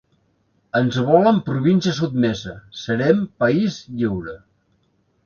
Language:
Catalan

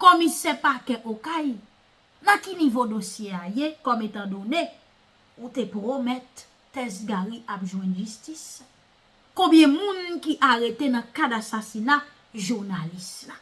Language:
French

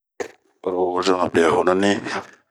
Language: Bomu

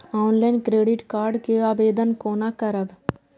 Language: Maithili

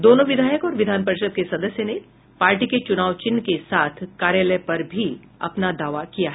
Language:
Hindi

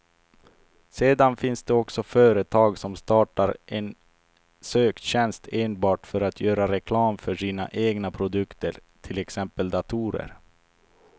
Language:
Swedish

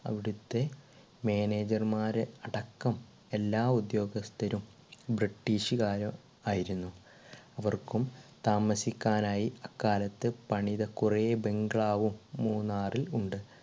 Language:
Malayalam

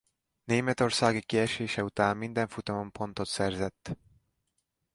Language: Hungarian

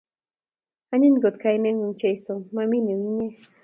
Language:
Kalenjin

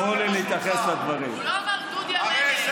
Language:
Hebrew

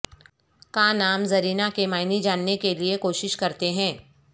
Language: Urdu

